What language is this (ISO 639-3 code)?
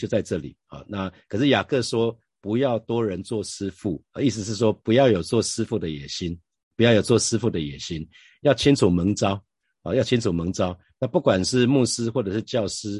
zho